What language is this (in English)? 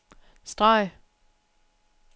Danish